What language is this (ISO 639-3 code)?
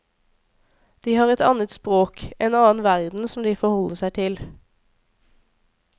nor